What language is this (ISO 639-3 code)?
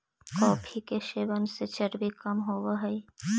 mag